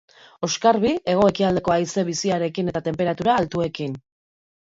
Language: Basque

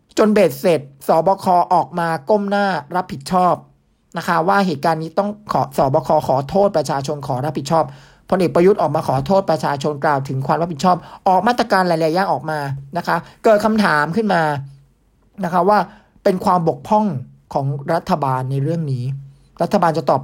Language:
Thai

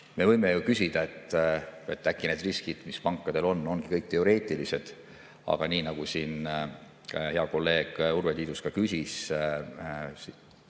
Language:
Estonian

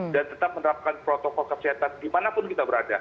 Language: Indonesian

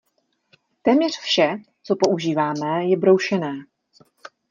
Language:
Czech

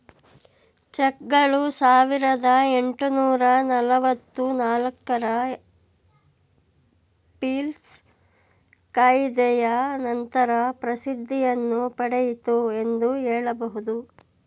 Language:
Kannada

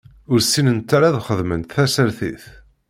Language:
Kabyle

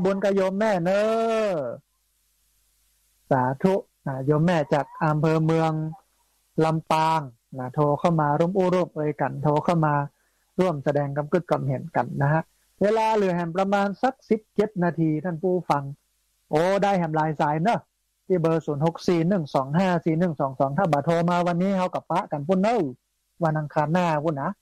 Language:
Thai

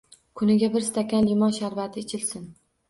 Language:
Uzbek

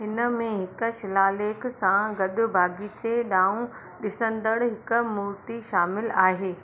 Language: Sindhi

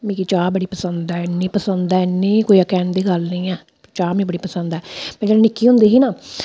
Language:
Dogri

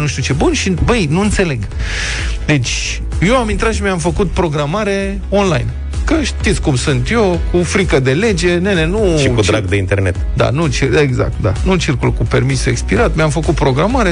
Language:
Romanian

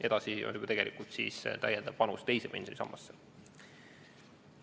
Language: Estonian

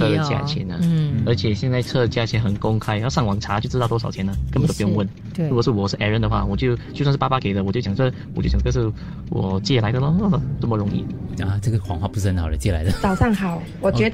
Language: Chinese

